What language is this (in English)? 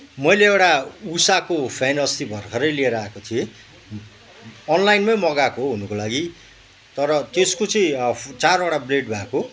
Nepali